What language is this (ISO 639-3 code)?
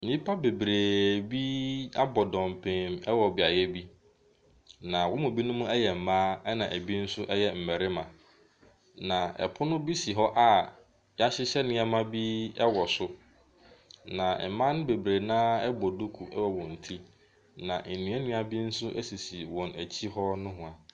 aka